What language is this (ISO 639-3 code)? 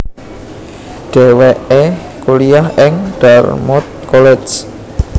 jav